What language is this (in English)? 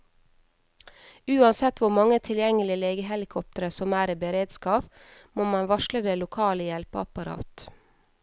Norwegian